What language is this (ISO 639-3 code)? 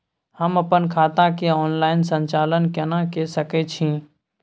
mai